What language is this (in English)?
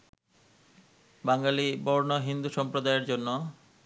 Bangla